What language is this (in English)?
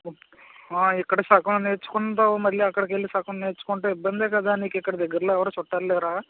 Telugu